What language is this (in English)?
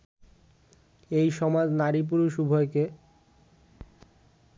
Bangla